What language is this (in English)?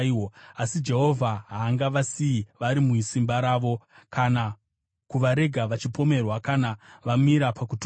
Shona